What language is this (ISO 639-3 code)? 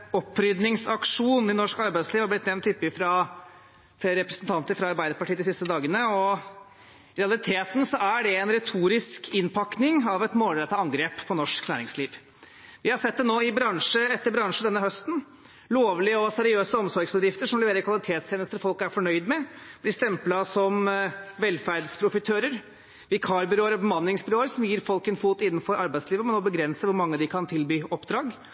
nor